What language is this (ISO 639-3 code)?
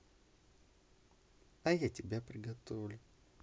rus